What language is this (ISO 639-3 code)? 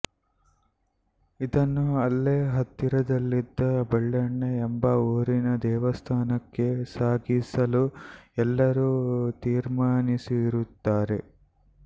kan